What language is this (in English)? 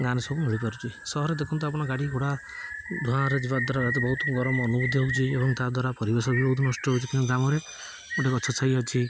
Odia